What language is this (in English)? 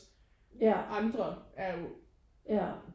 Danish